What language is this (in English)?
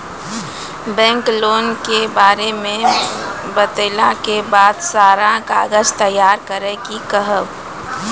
Maithili